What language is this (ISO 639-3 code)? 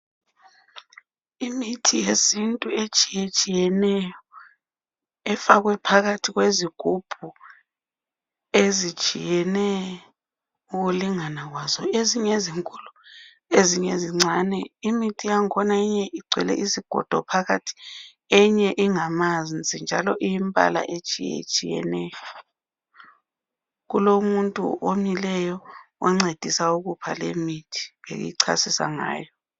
nde